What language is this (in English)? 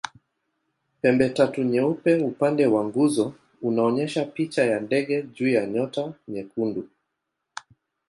Swahili